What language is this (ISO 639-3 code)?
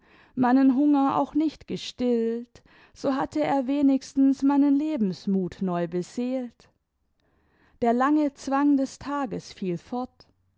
deu